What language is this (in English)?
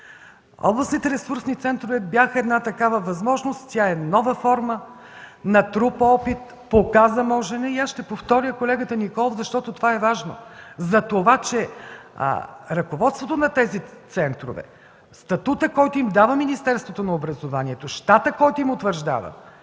Bulgarian